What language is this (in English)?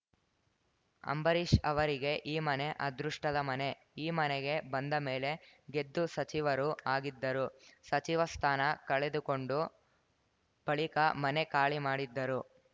Kannada